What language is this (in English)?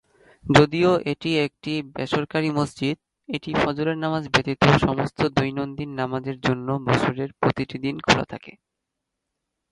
Bangla